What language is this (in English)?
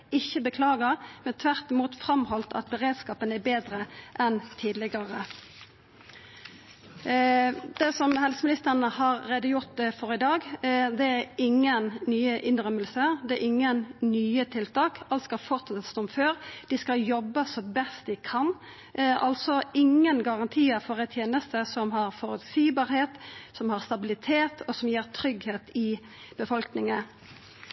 Norwegian Nynorsk